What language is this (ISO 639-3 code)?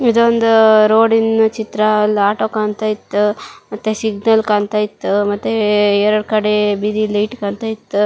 kan